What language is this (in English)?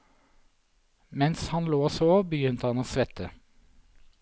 Norwegian